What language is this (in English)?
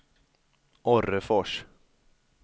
Swedish